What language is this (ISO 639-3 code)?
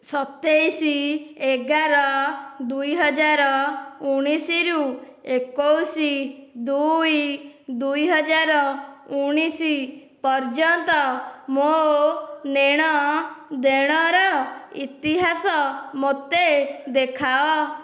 ori